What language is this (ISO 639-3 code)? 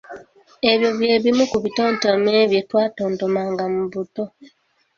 lug